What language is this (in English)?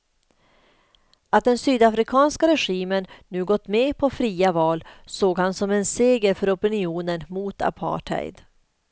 Swedish